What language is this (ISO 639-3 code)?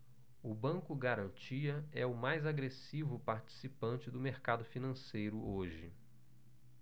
por